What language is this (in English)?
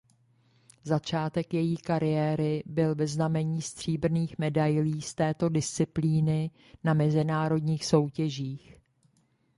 Czech